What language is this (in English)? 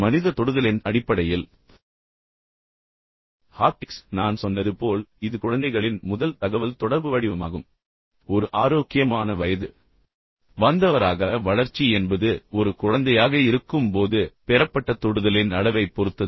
Tamil